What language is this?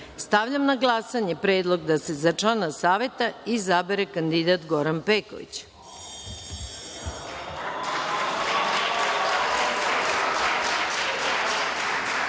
Serbian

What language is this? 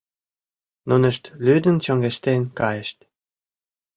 Mari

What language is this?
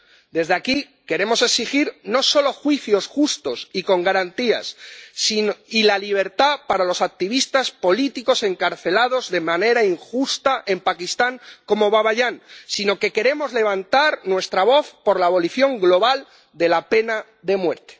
Spanish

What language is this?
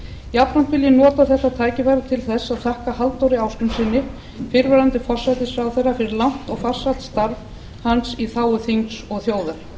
Icelandic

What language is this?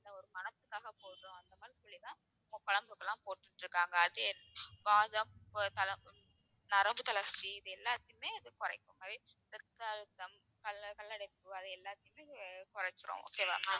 Tamil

